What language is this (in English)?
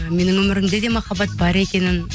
Kazakh